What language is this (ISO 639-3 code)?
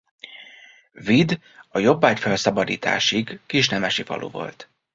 hun